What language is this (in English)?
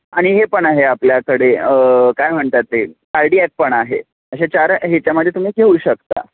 Marathi